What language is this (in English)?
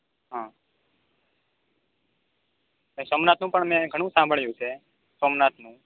Gujarati